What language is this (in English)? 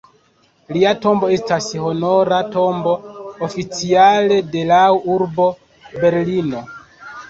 Esperanto